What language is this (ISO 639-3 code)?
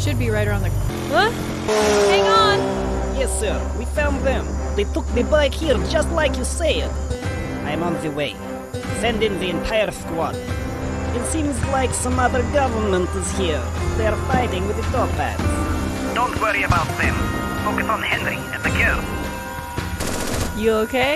eng